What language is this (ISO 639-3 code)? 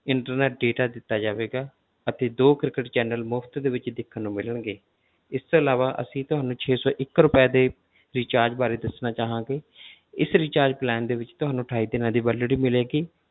pan